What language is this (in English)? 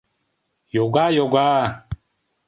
Mari